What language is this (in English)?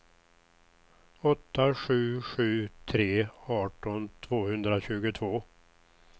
Swedish